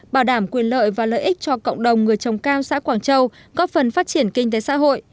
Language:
Vietnamese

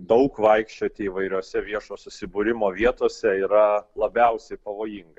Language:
Lithuanian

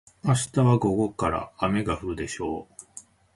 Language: Japanese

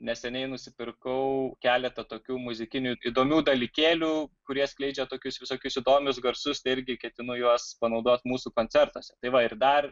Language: Lithuanian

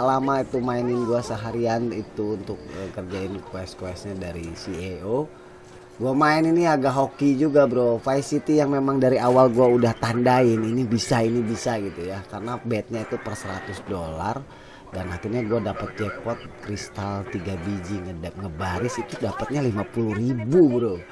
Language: Indonesian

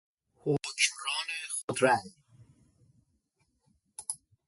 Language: Persian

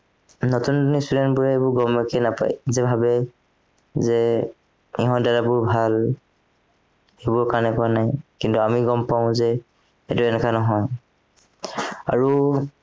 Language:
Assamese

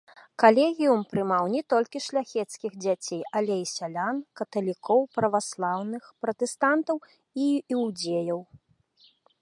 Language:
Belarusian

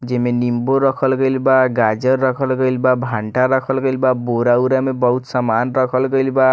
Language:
Bhojpuri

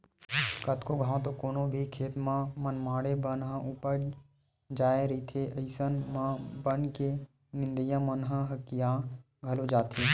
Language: Chhattisgarhi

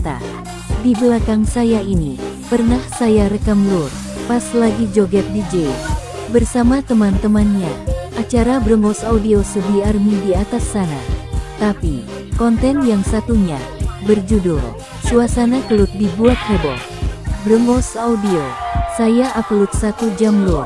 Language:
Indonesian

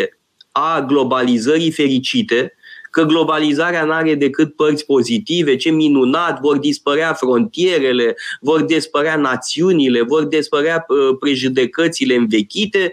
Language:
Romanian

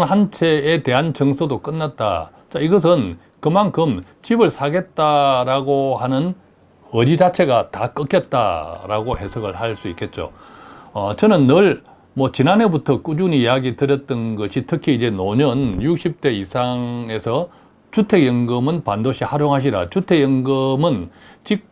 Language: Korean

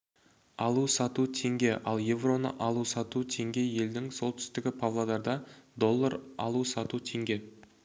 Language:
Kazakh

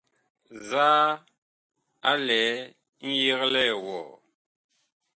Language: Bakoko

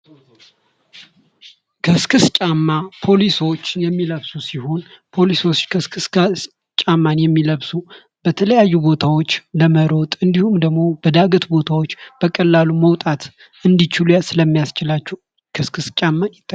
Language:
Amharic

